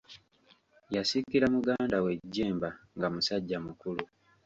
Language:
Ganda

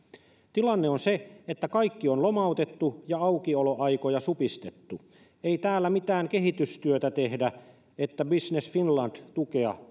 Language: Finnish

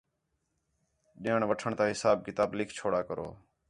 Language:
Khetrani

